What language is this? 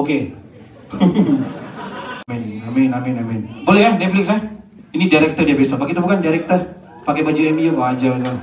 Malay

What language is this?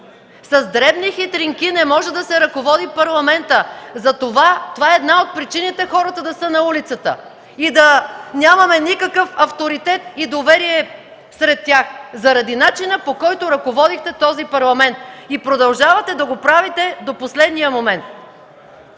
Bulgarian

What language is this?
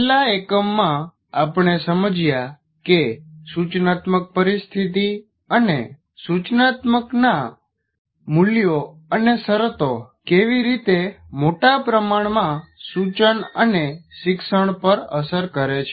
Gujarati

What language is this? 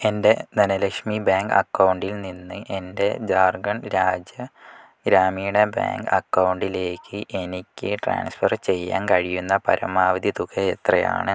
Malayalam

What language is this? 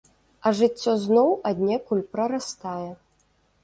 Belarusian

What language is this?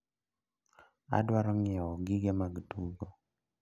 Luo (Kenya and Tanzania)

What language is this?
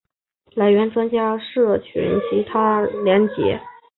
Chinese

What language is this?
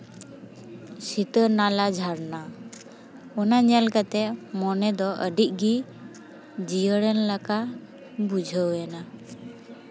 Santali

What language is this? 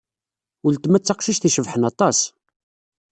Kabyle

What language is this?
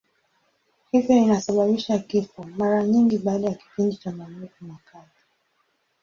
Swahili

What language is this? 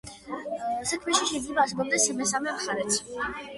Georgian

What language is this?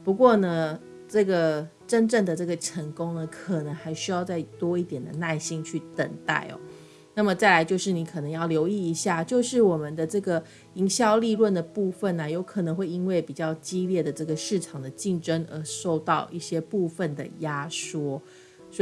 Chinese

